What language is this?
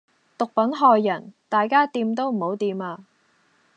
Cantonese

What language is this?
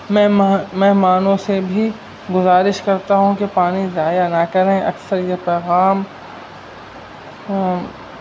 Urdu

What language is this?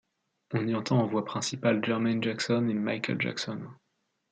French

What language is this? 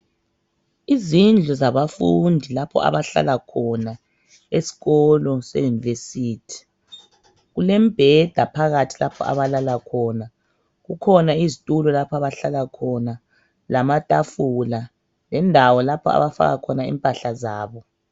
North Ndebele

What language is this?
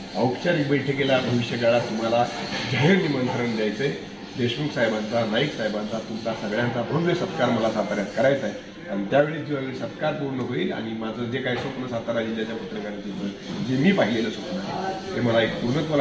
Romanian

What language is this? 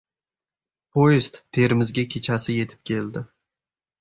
Uzbek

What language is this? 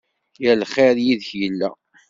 Kabyle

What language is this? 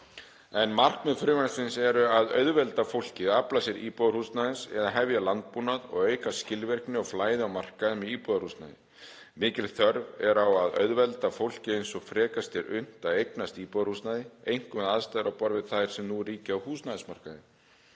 Icelandic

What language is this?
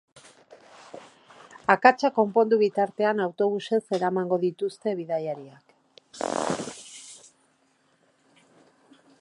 Basque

